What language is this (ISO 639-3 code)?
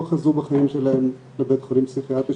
heb